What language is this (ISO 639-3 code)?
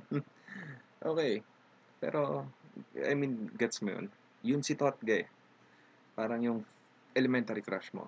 fil